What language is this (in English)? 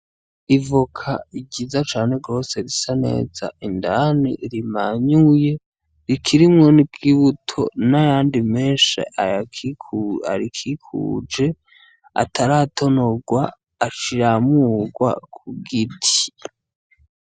Rundi